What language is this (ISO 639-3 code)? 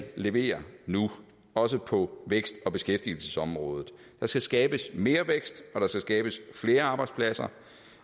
dan